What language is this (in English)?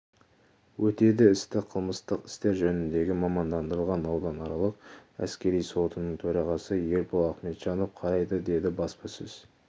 Kazakh